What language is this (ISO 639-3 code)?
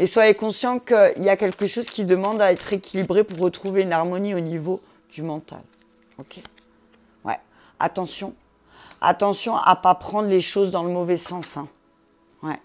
fra